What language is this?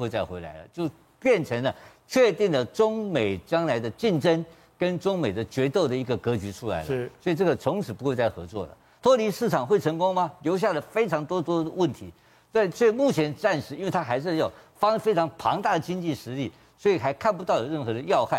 Chinese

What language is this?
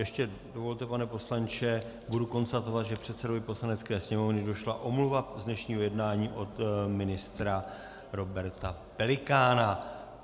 Czech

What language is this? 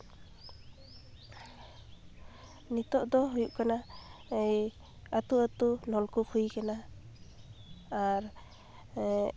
Santali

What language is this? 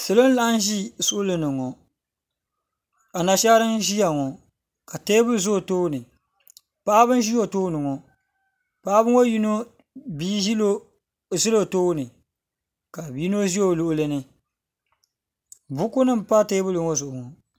Dagbani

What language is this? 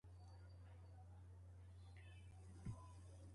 Domaaki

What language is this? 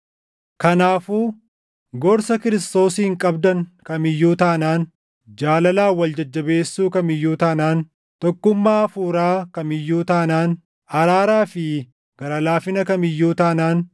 Oromo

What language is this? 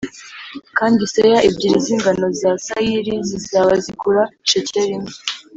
Kinyarwanda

